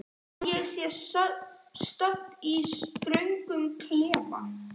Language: Icelandic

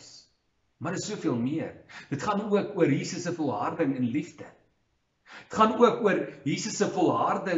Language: Dutch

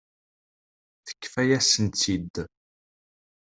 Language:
Kabyle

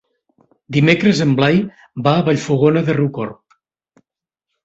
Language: Catalan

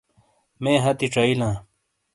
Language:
Shina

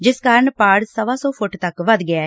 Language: Punjabi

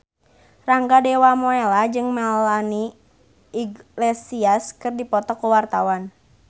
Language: Sundanese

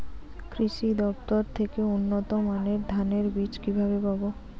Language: Bangla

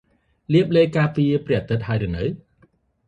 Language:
Khmer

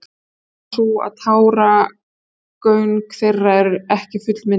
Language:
Icelandic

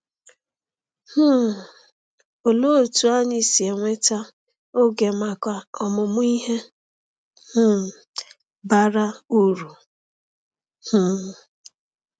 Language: Igbo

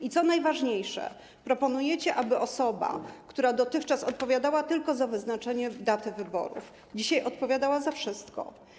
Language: Polish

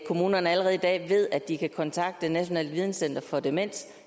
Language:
Danish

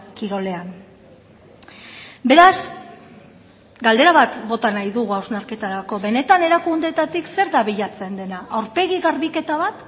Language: Basque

